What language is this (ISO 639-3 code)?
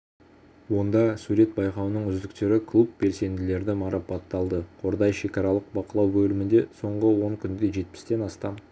kaz